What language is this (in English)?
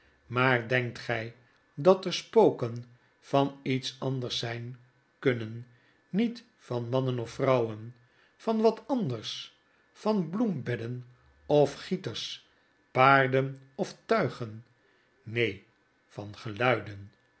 Dutch